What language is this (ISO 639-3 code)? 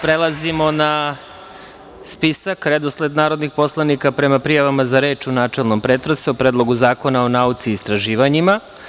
srp